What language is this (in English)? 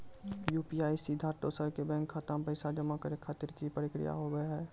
Maithili